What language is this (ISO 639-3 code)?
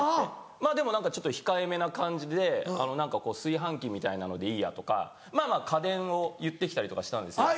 jpn